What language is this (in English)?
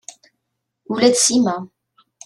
Kabyle